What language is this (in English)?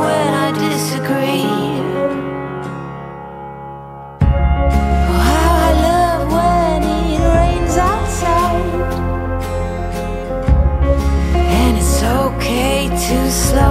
English